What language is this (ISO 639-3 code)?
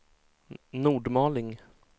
swe